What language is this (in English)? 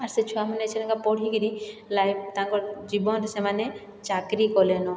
Odia